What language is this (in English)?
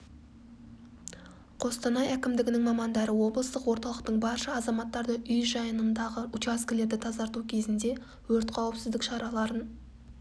Kazakh